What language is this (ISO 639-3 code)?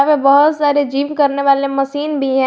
hin